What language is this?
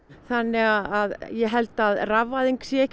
Icelandic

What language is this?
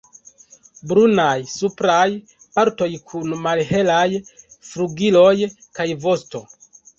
Esperanto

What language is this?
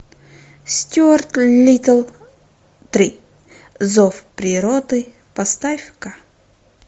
Russian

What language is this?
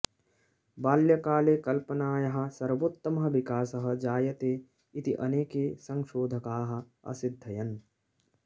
Sanskrit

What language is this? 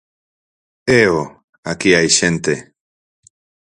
Galician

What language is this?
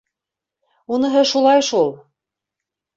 Bashkir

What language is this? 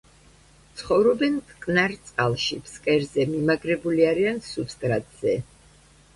Georgian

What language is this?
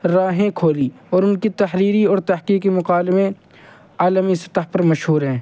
Urdu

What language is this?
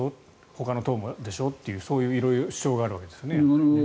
Japanese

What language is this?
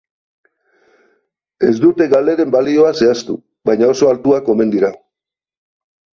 Basque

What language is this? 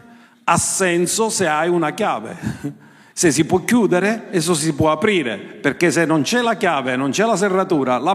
Italian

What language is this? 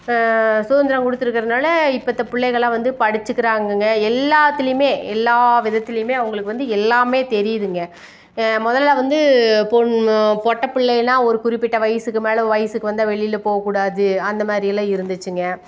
Tamil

